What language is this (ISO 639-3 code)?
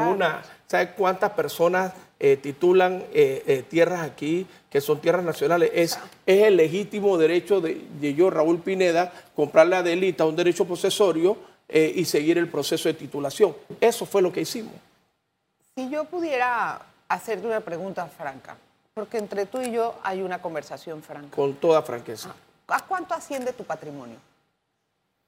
spa